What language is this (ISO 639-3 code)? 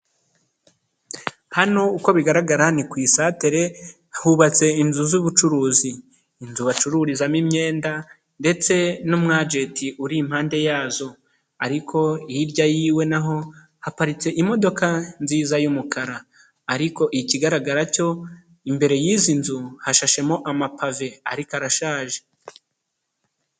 kin